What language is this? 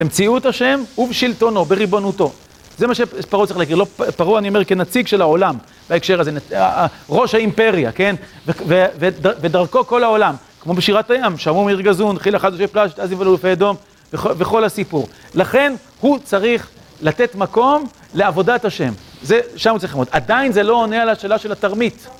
Hebrew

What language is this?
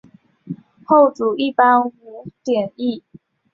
Chinese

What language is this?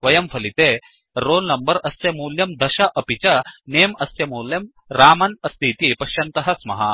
Sanskrit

